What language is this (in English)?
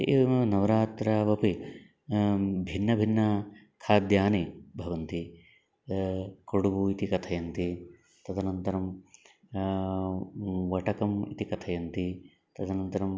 Sanskrit